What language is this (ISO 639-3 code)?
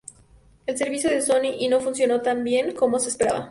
spa